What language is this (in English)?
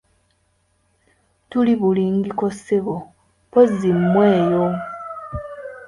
Ganda